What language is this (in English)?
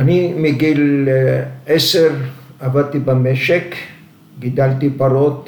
Hebrew